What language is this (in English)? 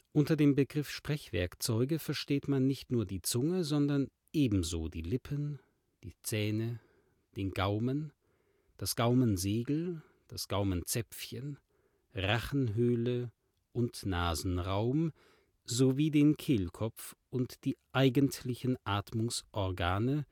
German